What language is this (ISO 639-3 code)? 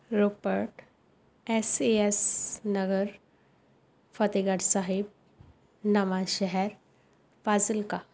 pan